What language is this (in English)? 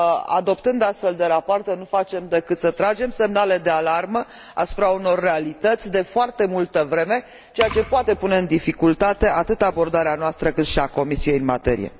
Romanian